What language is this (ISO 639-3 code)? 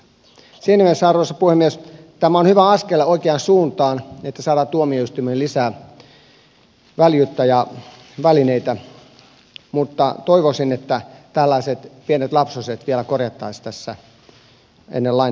fin